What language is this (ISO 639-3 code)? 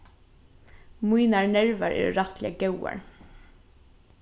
fao